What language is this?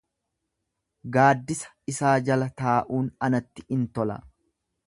Oromo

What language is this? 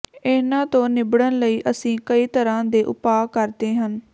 Punjabi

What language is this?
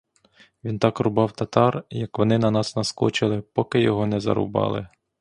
Ukrainian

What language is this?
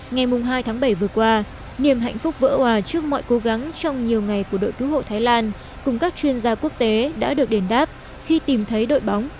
Vietnamese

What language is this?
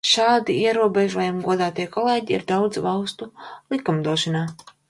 Latvian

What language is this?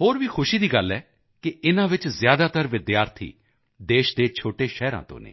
Punjabi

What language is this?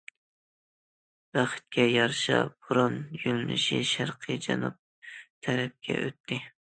Uyghur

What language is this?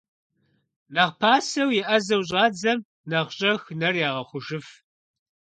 Kabardian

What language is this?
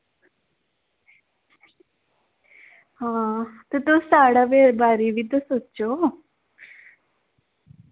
Dogri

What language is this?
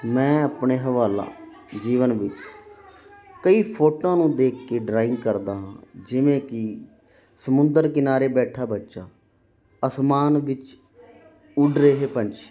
Punjabi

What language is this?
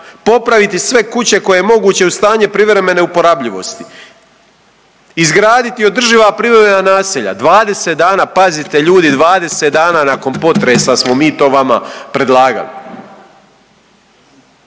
Croatian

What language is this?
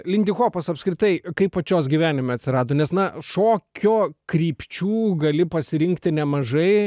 Lithuanian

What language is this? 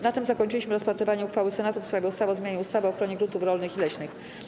Polish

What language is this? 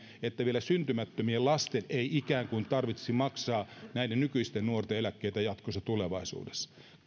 Finnish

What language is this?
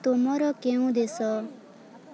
Odia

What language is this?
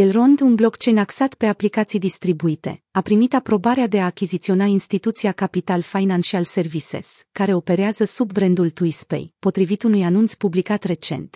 Romanian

